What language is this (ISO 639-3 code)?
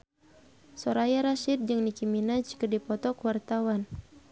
sun